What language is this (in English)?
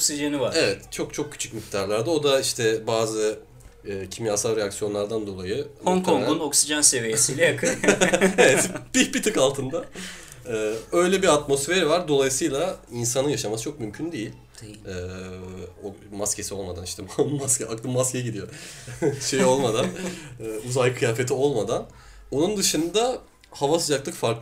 Turkish